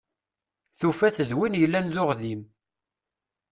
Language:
Kabyle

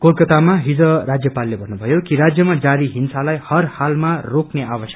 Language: Nepali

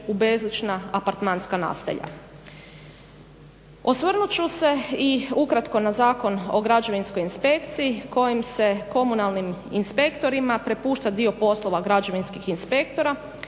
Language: Croatian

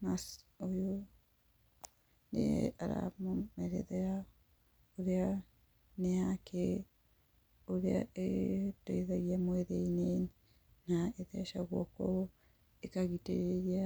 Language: Kikuyu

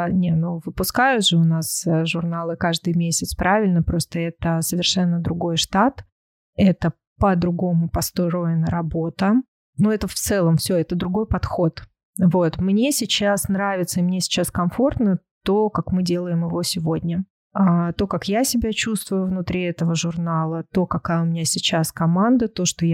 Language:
Russian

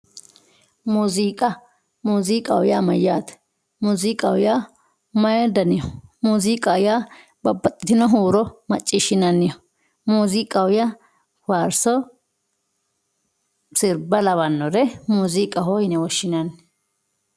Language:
Sidamo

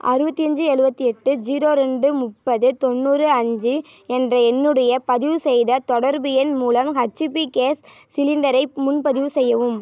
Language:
Tamil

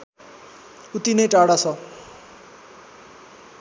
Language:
Nepali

